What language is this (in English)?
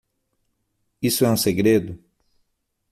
Portuguese